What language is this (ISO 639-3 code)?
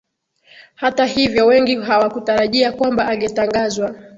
swa